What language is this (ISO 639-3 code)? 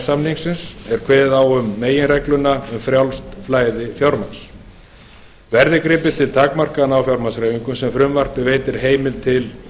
isl